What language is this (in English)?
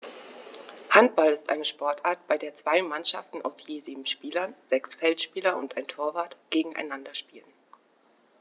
German